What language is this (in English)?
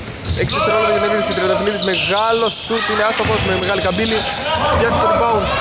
Greek